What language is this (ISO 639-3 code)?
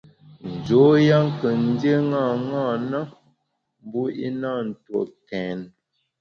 bax